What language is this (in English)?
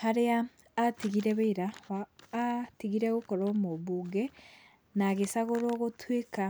Kikuyu